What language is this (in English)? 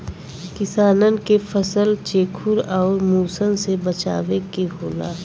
Bhojpuri